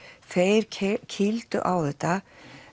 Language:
Icelandic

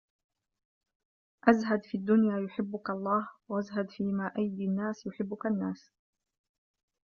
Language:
Arabic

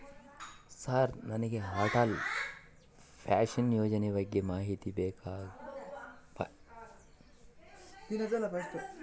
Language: Kannada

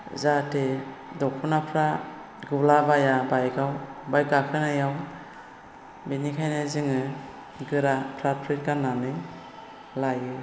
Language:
Bodo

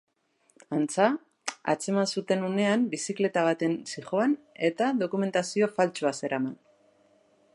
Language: Basque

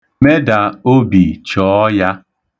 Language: Igbo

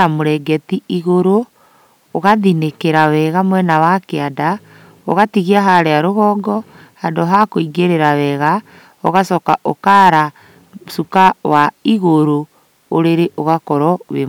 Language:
Kikuyu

